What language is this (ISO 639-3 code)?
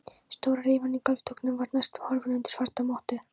isl